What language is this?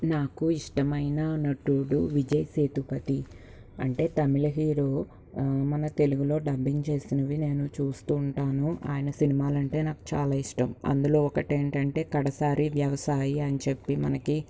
Telugu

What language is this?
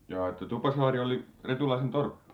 Finnish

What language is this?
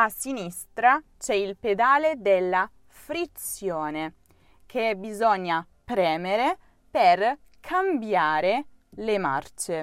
Italian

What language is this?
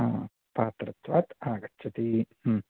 Sanskrit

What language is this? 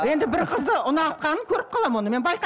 Kazakh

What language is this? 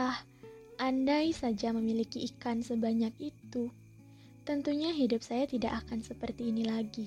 Indonesian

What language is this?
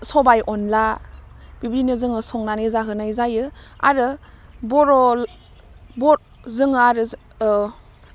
Bodo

